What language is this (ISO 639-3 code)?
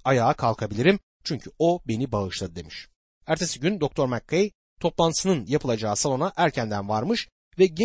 tur